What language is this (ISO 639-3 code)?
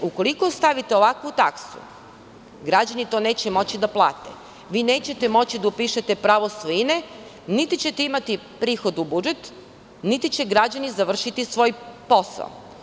srp